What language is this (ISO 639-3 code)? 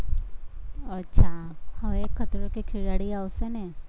guj